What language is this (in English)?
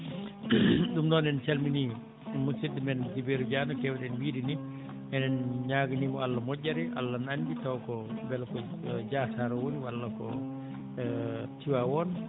Fula